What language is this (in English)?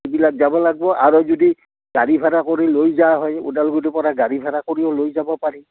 Assamese